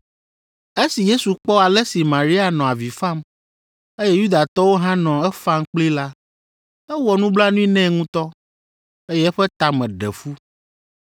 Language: Ewe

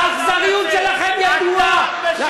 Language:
Hebrew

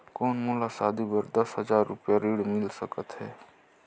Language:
Chhattisgarhi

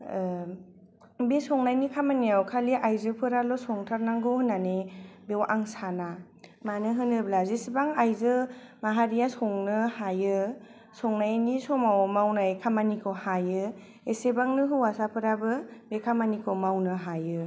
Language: Bodo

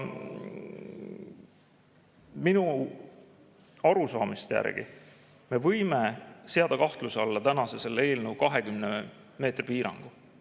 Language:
Estonian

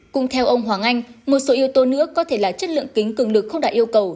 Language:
Vietnamese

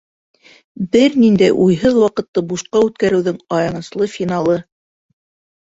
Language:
Bashkir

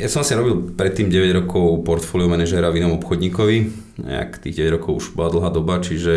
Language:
Slovak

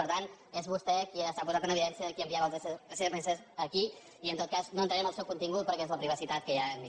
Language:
Catalan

